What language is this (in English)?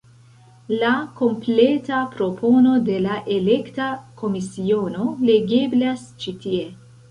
Esperanto